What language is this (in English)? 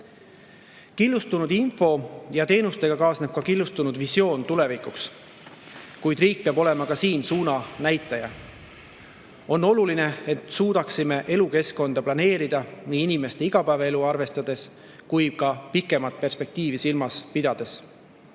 Estonian